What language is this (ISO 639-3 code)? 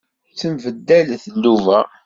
kab